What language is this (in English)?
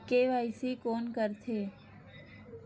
Chhattisgarhi